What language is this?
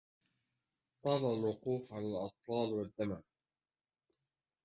Arabic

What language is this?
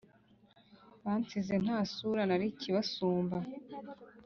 Kinyarwanda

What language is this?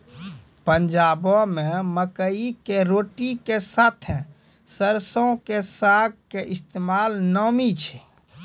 Maithili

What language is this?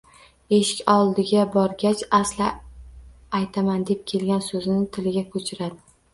Uzbek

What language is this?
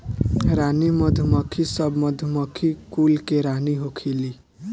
Bhojpuri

